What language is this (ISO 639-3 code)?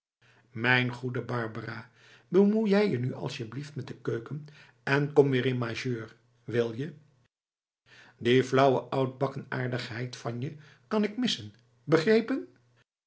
nld